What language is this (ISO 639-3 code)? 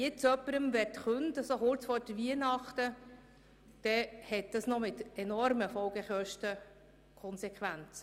gsw